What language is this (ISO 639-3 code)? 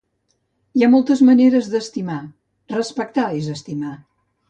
cat